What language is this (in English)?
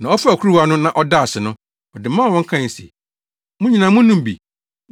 Akan